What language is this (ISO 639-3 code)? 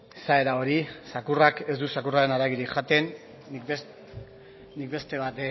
eus